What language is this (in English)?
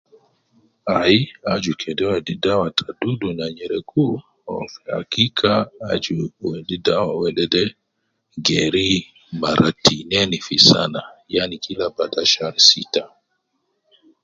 Nubi